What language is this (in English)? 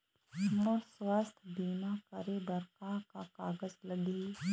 Chhattisgarhi